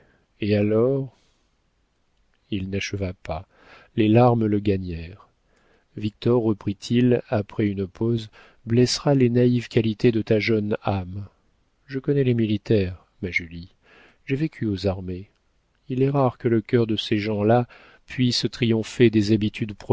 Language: French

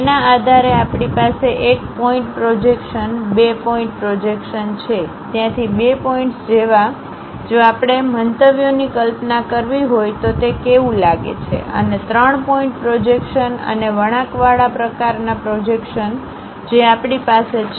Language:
Gujarati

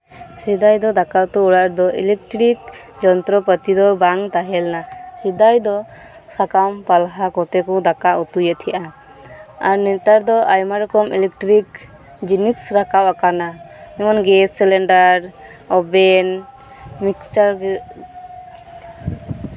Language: Santali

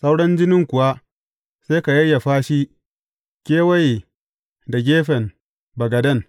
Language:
Hausa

